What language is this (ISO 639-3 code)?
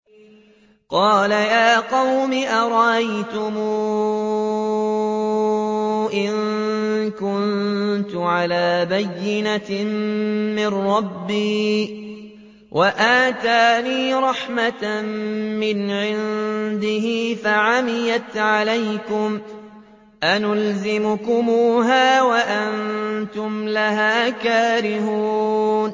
ara